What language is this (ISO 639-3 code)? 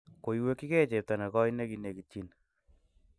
kln